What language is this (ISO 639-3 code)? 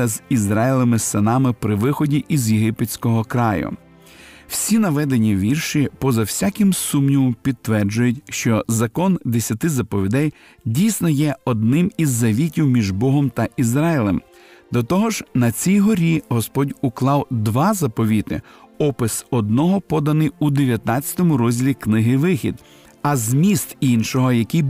ukr